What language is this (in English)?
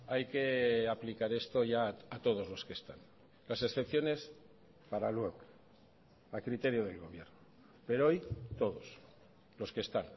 Spanish